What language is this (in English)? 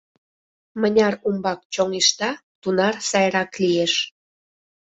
Mari